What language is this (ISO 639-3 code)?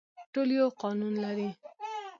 pus